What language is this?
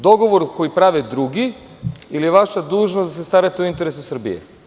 Serbian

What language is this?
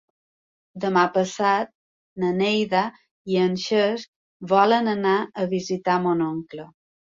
Catalan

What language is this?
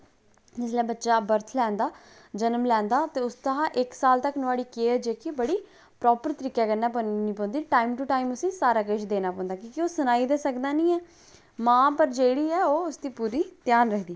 Dogri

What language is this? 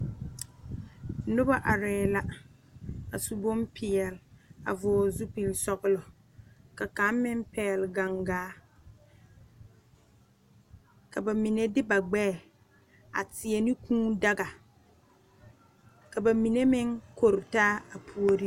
Southern Dagaare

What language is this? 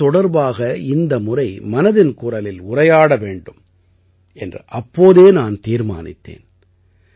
Tamil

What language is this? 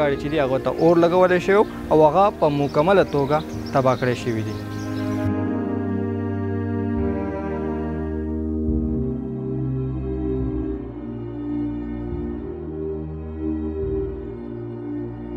Romanian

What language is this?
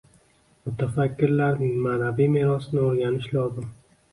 Uzbek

